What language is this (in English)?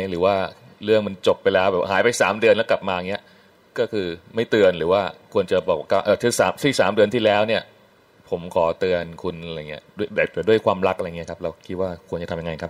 Thai